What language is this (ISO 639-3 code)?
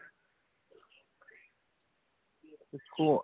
pan